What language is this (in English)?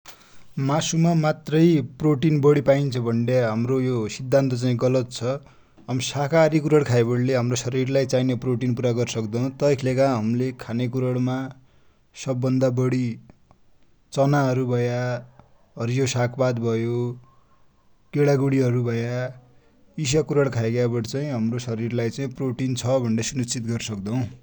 Dotyali